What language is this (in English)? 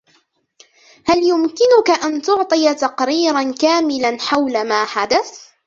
Arabic